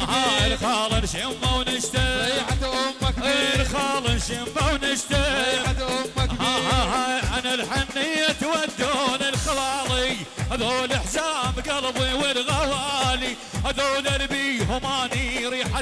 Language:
Arabic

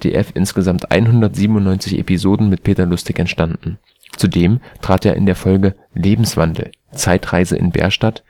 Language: German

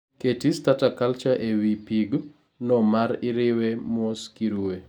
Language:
Luo (Kenya and Tanzania)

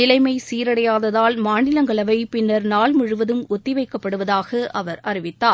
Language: Tamil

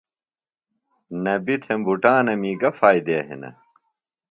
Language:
Phalura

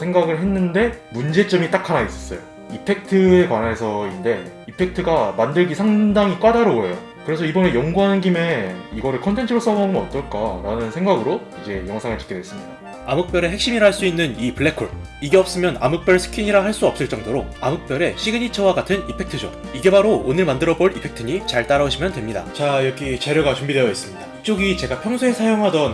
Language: Korean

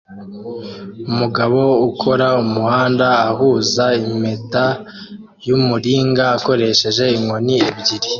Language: Kinyarwanda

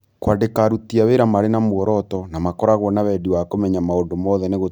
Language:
Kikuyu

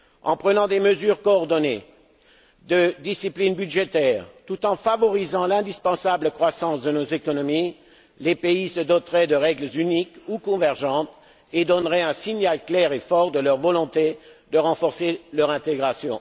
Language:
French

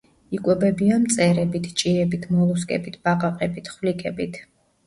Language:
Georgian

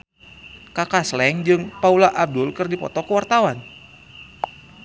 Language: Sundanese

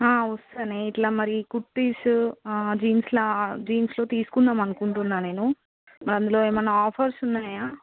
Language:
Telugu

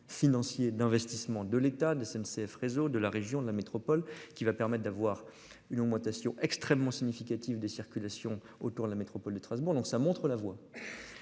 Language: French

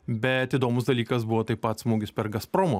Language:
Lithuanian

